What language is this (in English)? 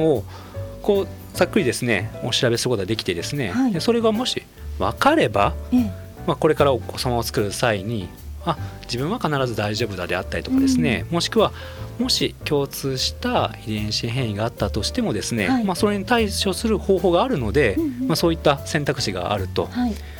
Japanese